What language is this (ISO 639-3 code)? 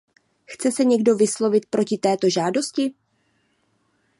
ces